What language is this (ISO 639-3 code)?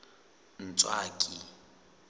sot